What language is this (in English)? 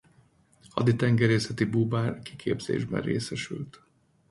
Hungarian